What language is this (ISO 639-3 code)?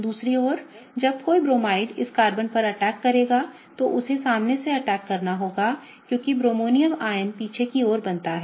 hin